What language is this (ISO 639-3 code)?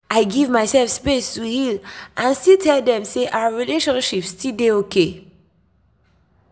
pcm